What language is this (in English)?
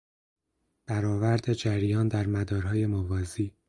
Persian